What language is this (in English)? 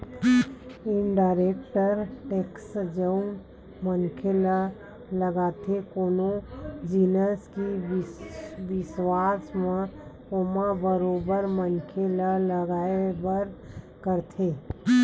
Chhattisgarhi